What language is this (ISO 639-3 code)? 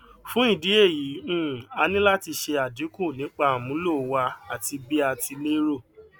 yor